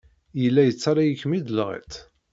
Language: Kabyle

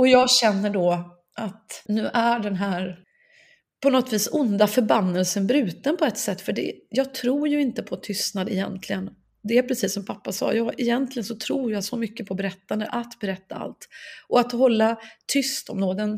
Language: Swedish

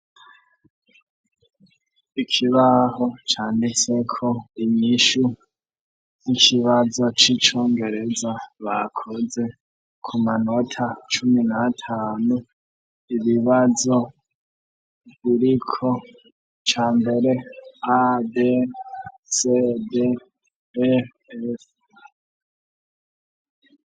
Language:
Rundi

